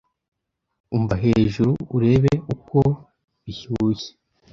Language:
Kinyarwanda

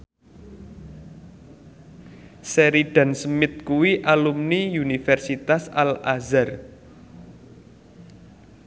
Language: Javanese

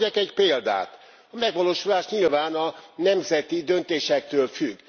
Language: Hungarian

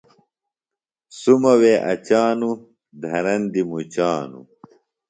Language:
Phalura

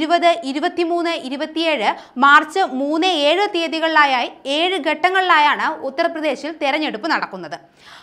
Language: Korean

